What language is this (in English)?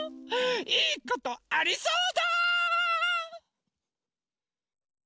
Japanese